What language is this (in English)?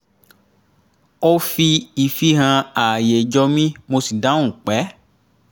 Yoruba